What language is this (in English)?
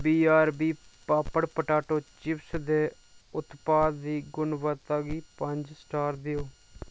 Dogri